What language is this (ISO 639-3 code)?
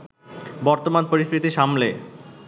ben